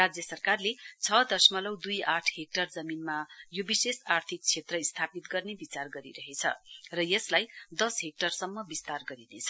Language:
Nepali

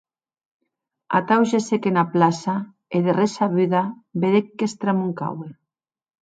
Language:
Occitan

